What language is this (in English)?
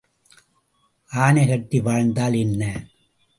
Tamil